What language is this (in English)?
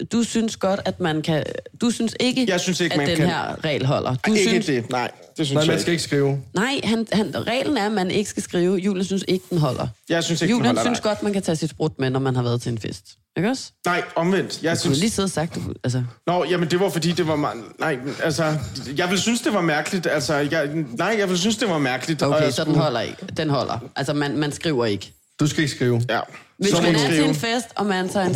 Danish